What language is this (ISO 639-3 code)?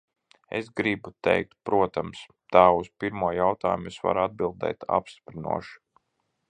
lav